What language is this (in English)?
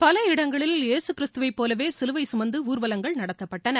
Tamil